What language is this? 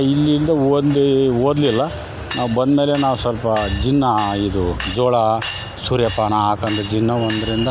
Kannada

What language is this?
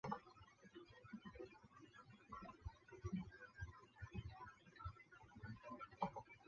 Chinese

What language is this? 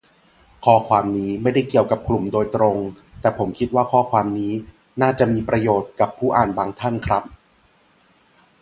Thai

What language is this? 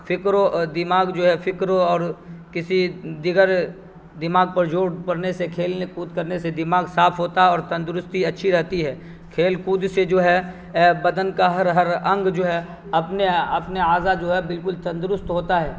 Urdu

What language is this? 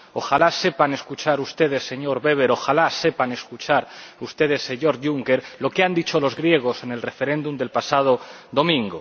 Spanish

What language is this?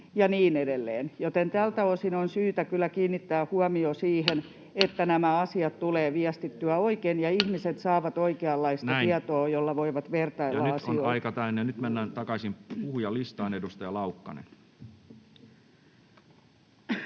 Finnish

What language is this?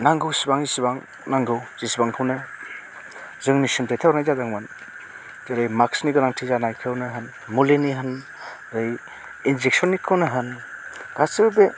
Bodo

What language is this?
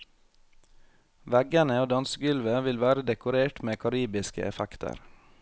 Norwegian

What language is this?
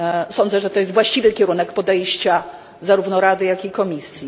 Polish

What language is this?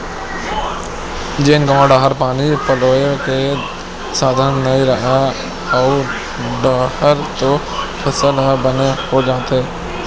Chhattisgarhi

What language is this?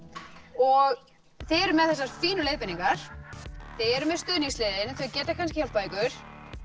Icelandic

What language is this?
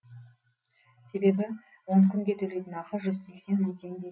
Kazakh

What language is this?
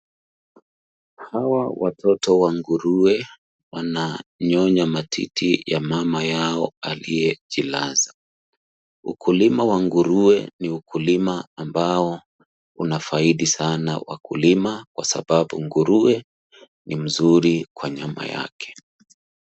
Swahili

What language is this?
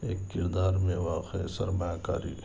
Urdu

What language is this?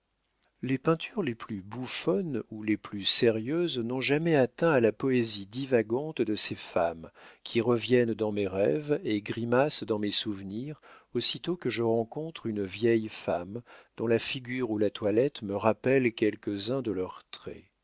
French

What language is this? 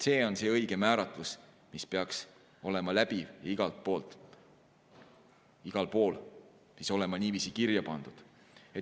Estonian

